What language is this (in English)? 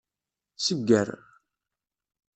Kabyle